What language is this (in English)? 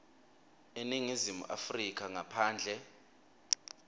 Swati